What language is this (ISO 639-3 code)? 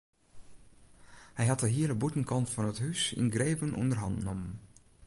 fry